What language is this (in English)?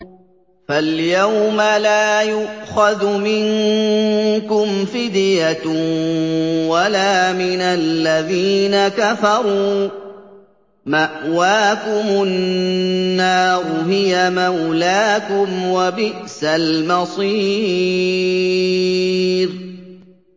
Arabic